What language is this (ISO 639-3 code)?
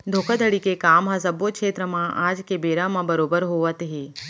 hne